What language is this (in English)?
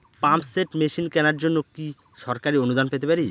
Bangla